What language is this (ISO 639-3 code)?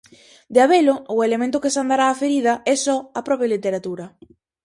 glg